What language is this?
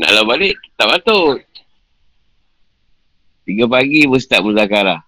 Malay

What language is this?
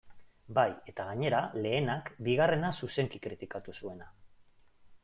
Basque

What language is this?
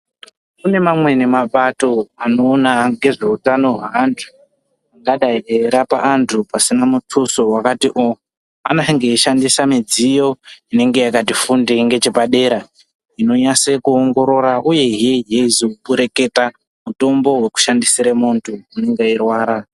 Ndau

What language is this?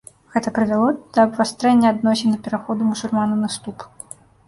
Belarusian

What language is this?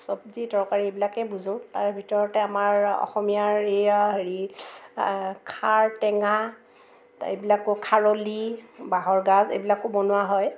Assamese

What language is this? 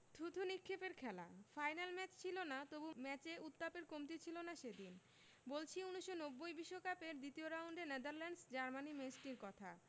Bangla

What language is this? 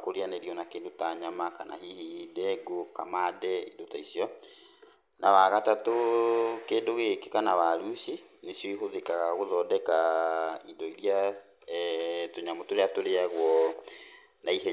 Kikuyu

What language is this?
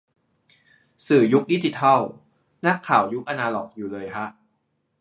Thai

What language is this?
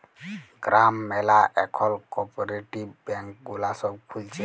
Bangla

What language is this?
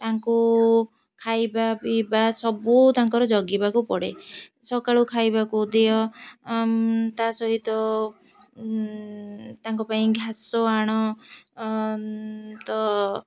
Odia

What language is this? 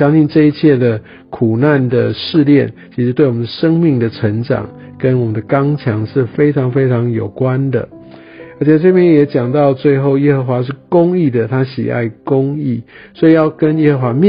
Chinese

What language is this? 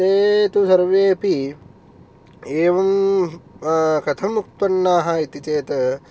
Sanskrit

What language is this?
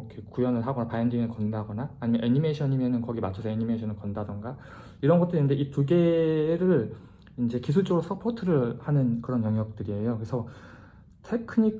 Korean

